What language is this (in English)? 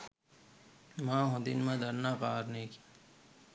Sinhala